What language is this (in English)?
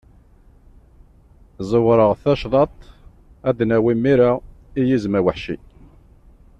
Kabyle